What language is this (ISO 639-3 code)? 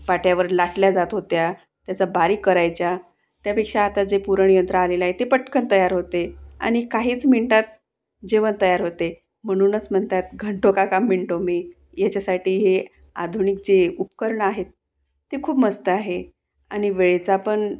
mar